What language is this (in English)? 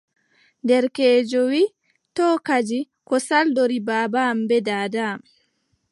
Adamawa Fulfulde